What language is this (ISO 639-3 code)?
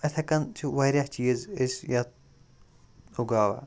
kas